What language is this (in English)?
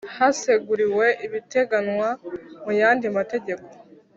Kinyarwanda